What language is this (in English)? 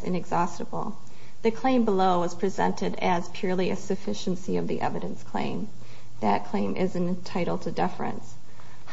English